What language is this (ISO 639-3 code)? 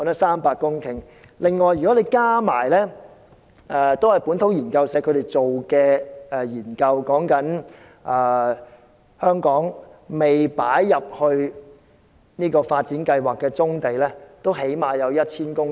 yue